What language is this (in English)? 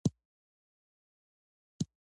Pashto